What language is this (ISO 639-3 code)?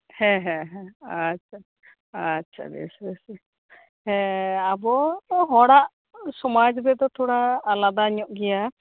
sat